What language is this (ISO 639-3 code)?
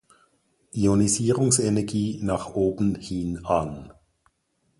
deu